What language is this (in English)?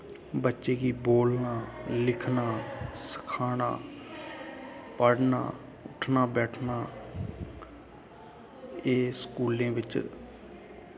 Dogri